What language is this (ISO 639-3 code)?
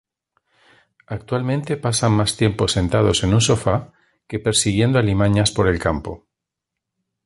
spa